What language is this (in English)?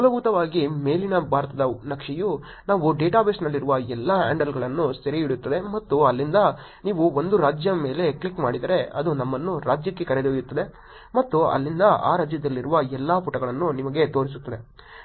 Kannada